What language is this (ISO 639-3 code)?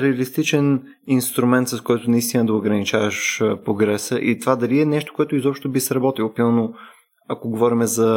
bul